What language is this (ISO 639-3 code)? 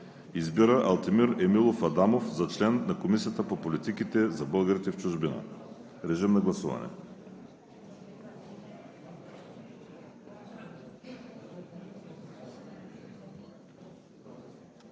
bul